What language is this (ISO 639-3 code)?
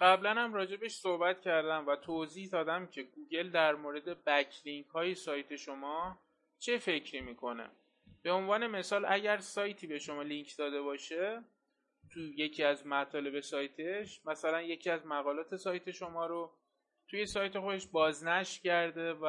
fas